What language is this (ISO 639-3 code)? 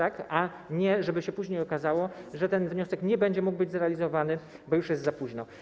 pol